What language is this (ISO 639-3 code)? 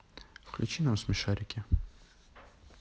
rus